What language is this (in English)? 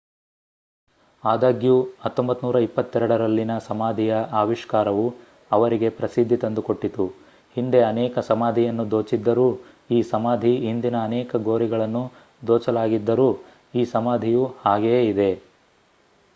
Kannada